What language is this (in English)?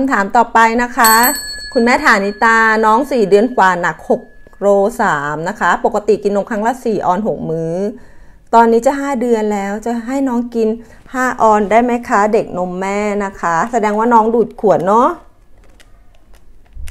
Thai